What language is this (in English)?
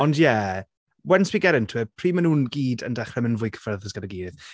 Welsh